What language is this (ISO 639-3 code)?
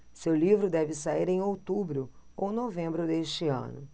por